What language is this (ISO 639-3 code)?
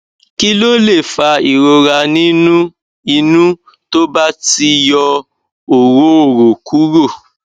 yor